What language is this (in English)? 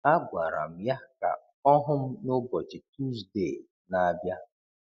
Igbo